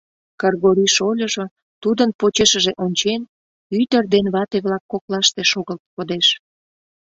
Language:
Mari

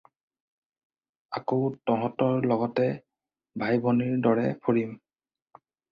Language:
Assamese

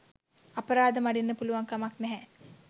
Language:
Sinhala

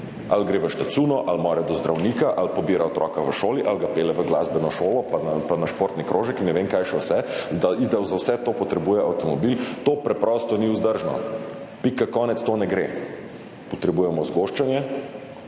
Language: Slovenian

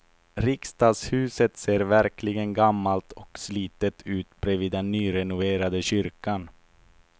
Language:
Swedish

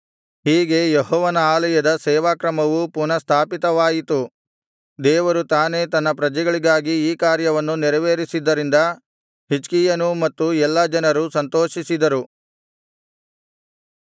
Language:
Kannada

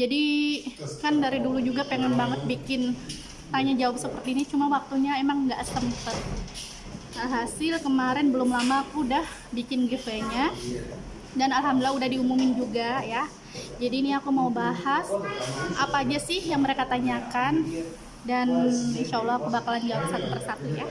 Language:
Indonesian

